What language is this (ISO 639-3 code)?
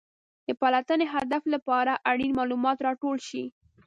pus